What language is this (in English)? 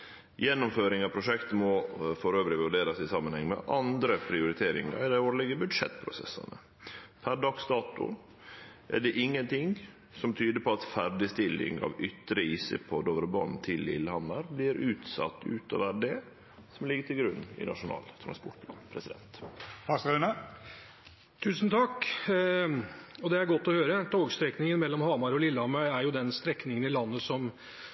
Norwegian